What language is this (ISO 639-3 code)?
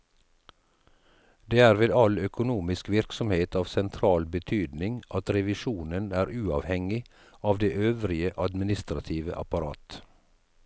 nor